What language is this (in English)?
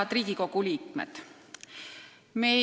Estonian